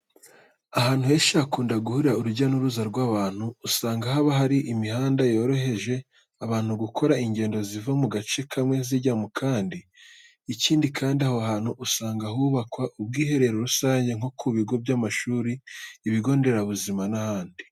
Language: Kinyarwanda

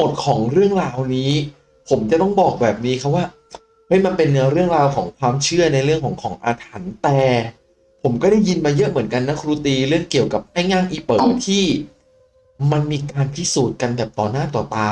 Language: Thai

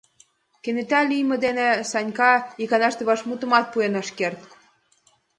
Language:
Mari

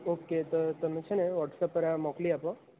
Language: Gujarati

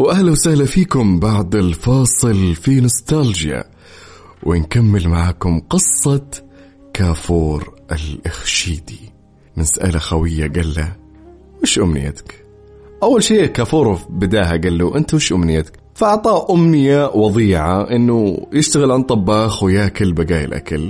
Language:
Arabic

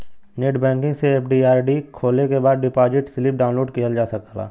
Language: Bhojpuri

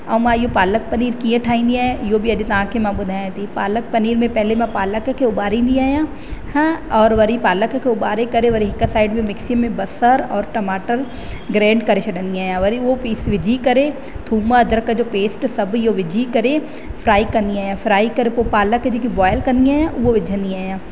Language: Sindhi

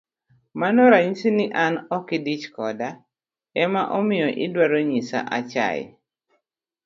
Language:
Luo (Kenya and Tanzania)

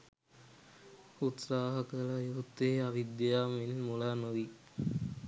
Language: Sinhala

